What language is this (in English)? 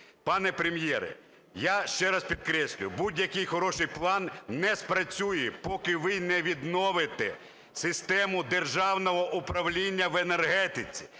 Ukrainian